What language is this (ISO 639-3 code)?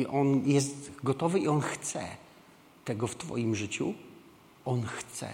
pol